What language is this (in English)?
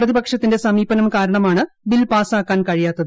Malayalam